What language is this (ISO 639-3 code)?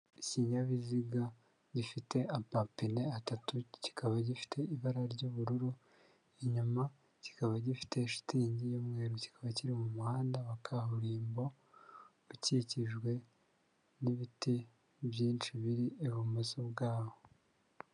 kin